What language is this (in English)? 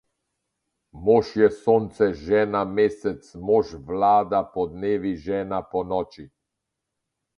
Slovenian